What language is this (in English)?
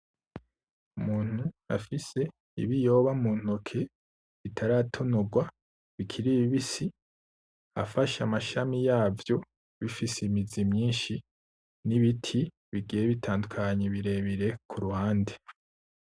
Rundi